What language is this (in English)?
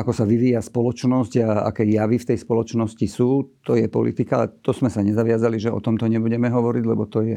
Slovak